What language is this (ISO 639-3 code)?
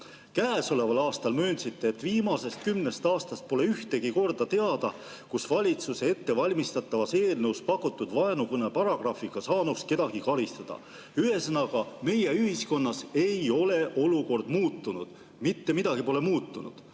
est